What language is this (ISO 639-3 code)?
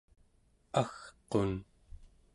esu